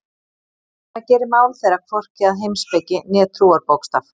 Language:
Icelandic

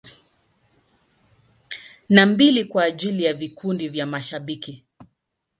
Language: Swahili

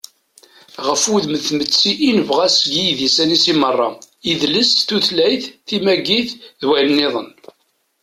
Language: Kabyle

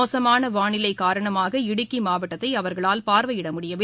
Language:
Tamil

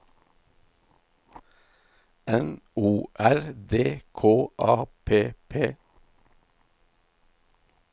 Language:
Norwegian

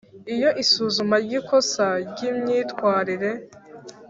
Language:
Kinyarwanda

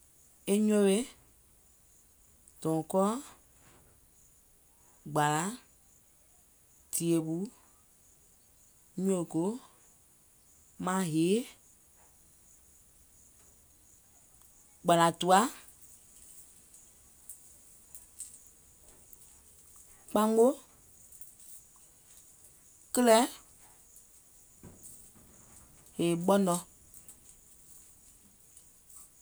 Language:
Gola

